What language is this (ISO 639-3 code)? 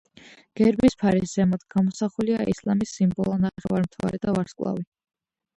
kat